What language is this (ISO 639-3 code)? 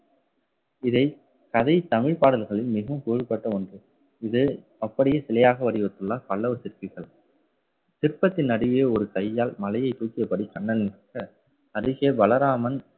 tam